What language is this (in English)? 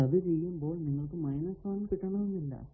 Malayalam